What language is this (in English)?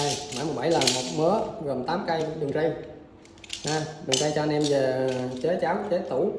Vietnamese